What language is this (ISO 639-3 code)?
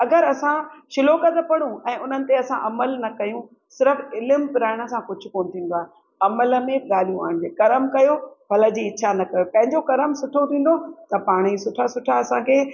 snd